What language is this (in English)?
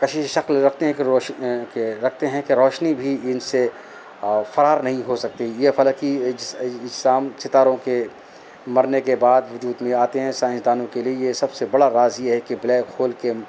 Urdu